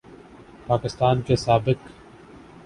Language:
Urdu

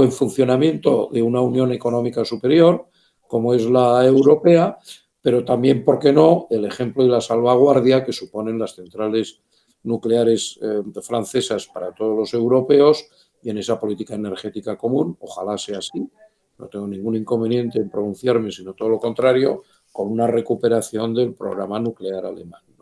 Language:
Spanish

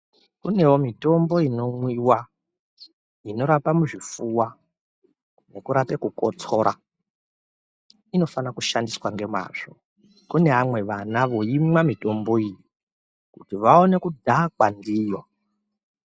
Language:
Ndau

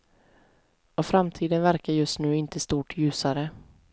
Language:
Swedish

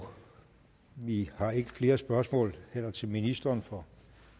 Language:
Danish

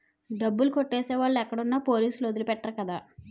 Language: Telugu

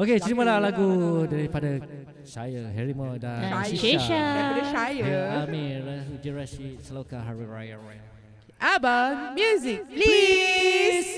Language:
Malay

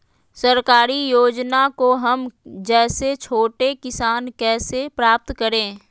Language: Magahi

